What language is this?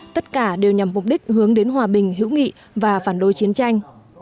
Vietnamese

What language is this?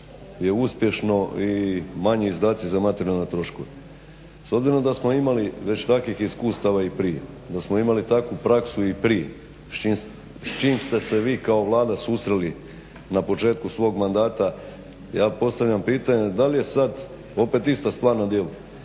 Croatian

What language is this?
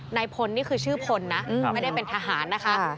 Thai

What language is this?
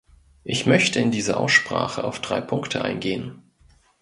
German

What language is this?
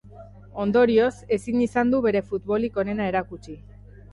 Basque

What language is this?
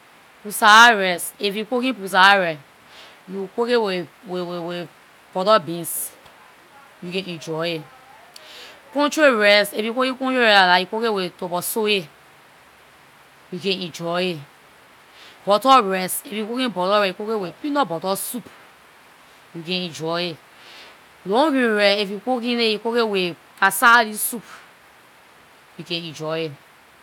Liberian English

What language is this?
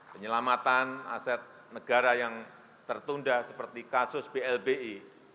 Indonesian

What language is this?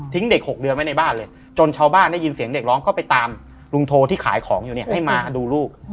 Thai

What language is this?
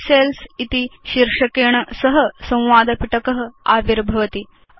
Sanskrit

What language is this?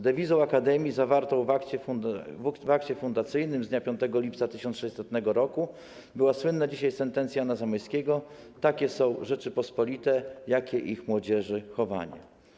Polish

